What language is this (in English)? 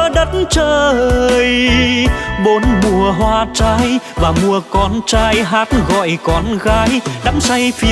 Vietnamese